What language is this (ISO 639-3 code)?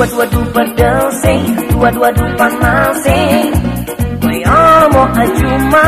ind